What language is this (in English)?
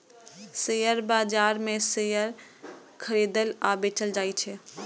Maithili